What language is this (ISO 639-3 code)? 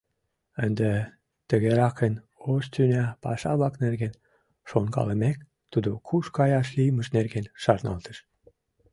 chm